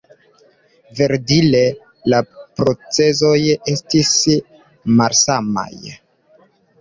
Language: Esperanto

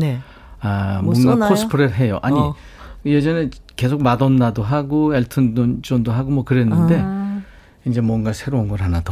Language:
Korean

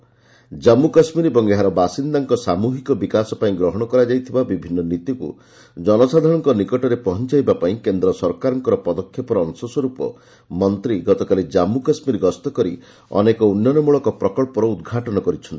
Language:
Odia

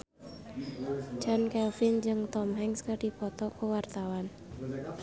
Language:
Sundanese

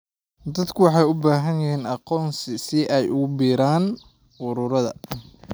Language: Somali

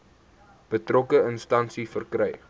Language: Afrikaans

